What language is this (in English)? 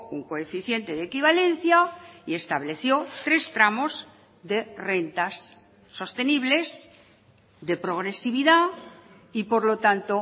Spanish